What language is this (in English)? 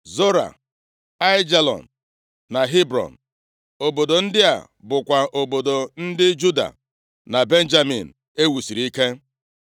Igbo